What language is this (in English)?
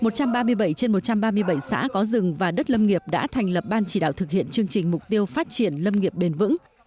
Vietnamese